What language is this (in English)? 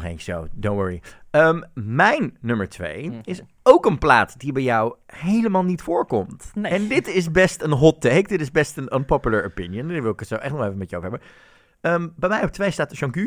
Dutch